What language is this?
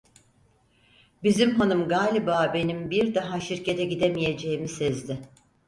Turkish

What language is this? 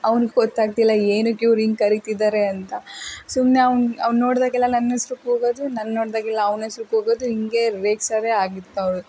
Kannada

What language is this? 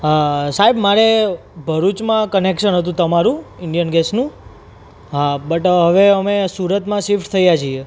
Gujarati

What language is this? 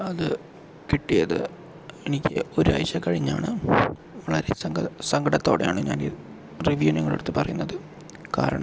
Malayalam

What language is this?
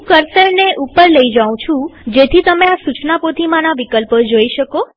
Gujarati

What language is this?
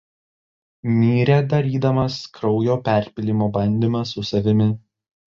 Lithuanian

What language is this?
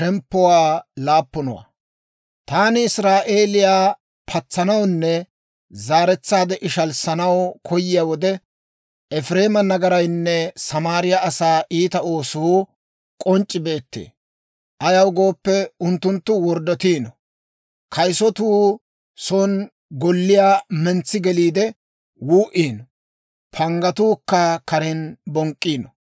Dawro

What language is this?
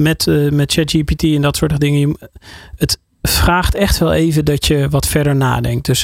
Dutch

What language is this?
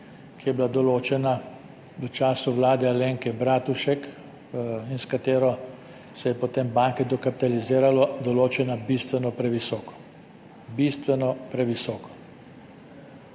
Slovenian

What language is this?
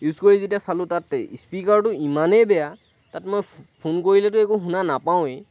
Assamese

